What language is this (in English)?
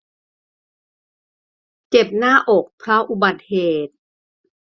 Thai